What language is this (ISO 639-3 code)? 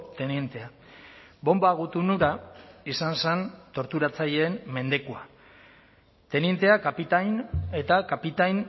eus